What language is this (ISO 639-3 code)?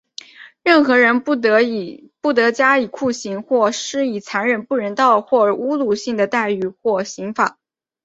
zho